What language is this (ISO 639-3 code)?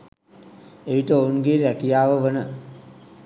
sin